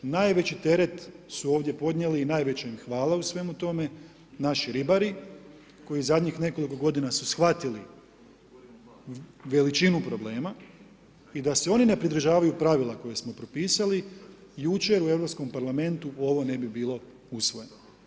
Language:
Croatian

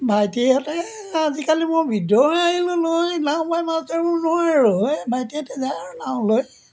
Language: Assamese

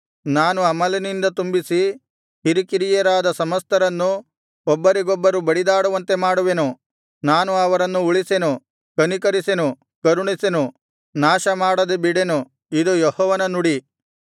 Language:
Kannada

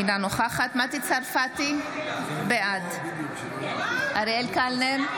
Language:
Hebrew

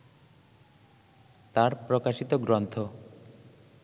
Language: Bangla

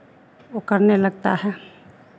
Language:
Hindi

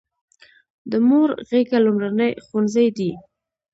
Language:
Pashto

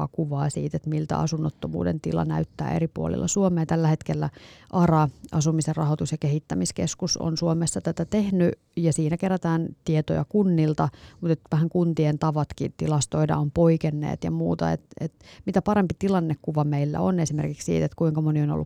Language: Finnish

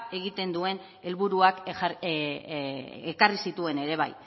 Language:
Basque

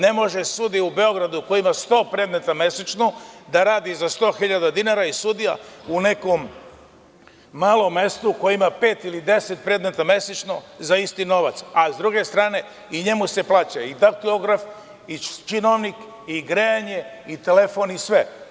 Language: Serbian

